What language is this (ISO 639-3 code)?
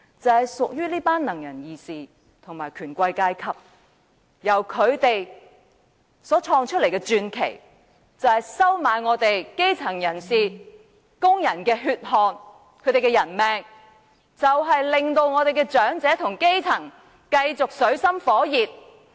yue